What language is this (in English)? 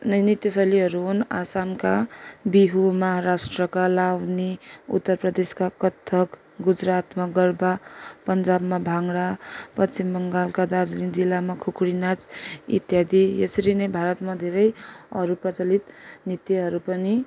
Nepali